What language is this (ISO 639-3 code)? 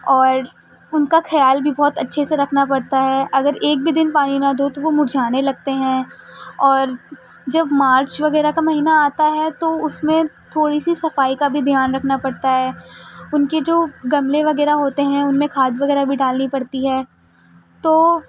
urd